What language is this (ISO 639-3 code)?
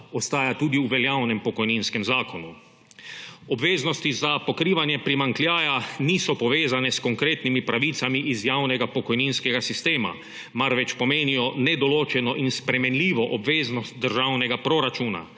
slv